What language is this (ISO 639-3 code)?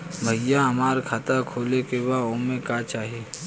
bho